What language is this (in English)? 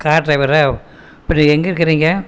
Tamil